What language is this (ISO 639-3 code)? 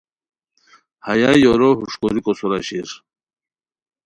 khw